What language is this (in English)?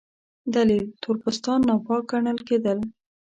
Pashto